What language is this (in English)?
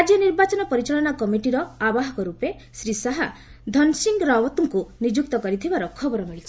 Odia